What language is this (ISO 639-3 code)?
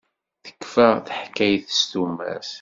kab